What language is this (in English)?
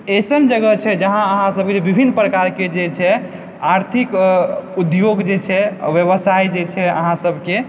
Maithili